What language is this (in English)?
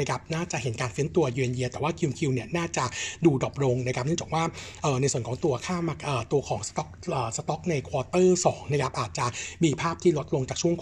Thai